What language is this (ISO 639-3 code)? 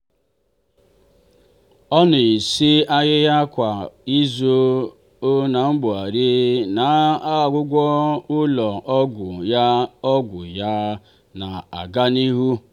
ibo